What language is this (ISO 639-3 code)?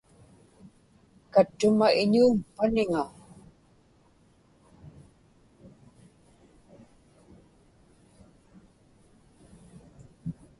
ipk